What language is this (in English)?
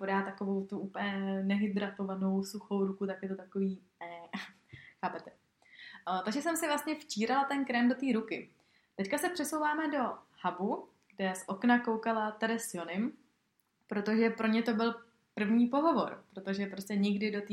Czech